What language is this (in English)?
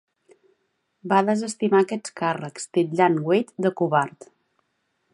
Catalan